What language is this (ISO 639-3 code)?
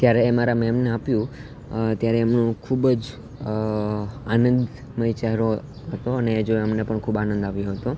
guj